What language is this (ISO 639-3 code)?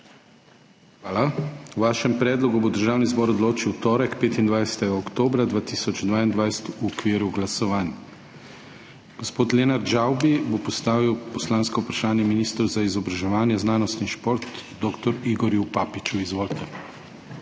slv